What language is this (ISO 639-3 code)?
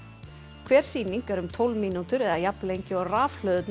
isl